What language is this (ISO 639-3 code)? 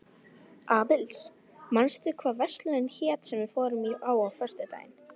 isl